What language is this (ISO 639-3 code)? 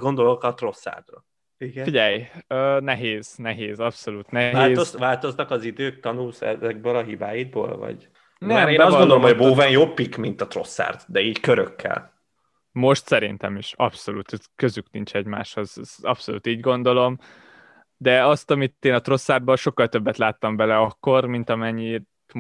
hun